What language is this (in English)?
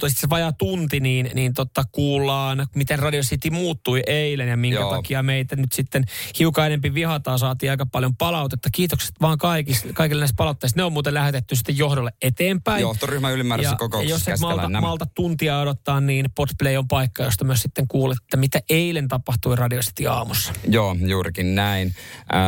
Finnish